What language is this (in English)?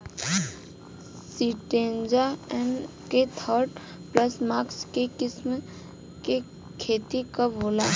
Bhojpuri